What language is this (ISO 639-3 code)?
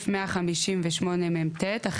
heb